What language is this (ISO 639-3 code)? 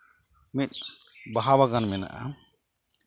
sat